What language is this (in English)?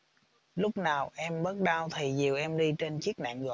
Vietnamese